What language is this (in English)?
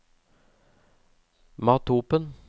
Norwegian